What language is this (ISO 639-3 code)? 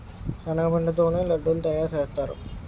tel